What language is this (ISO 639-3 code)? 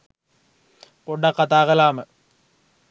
sin